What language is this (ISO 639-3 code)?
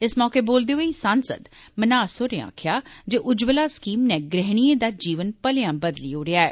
doi